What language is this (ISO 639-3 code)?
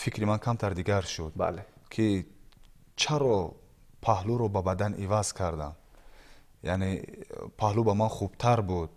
fas